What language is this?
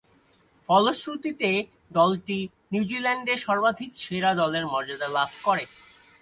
Bangla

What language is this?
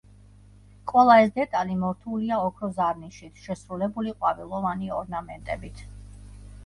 Georgian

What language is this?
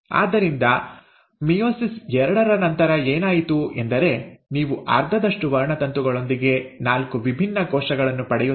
Kannada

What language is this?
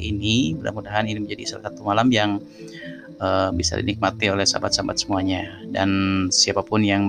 Indonesian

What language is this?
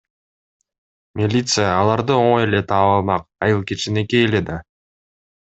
Kyrgyz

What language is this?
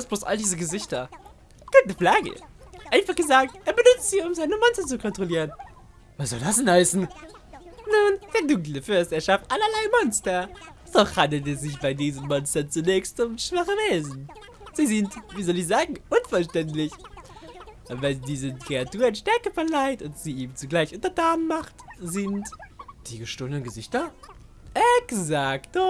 German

